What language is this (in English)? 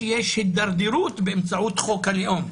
Hebrew